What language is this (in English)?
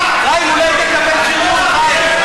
Hebrew